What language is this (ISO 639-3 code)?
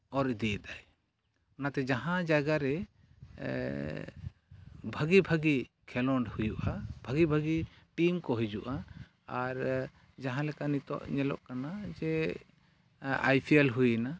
sat